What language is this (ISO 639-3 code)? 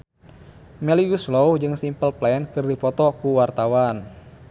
sun